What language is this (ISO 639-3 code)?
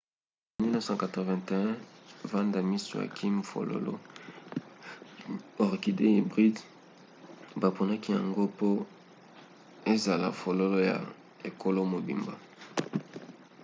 lin